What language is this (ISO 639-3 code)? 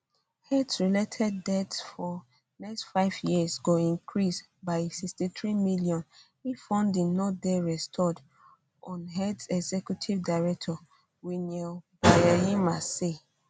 pcm